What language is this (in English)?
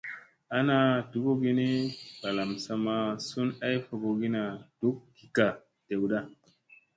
Musey